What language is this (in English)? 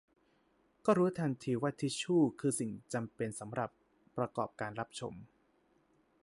Thai